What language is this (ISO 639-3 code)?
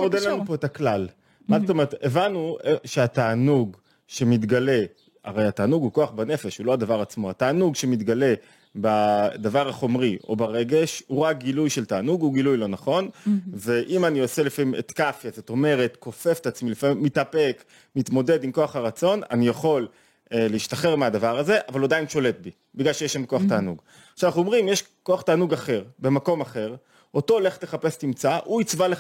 heb